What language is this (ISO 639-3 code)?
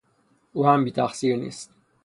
fas